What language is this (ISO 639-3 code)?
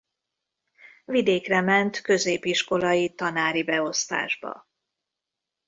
hun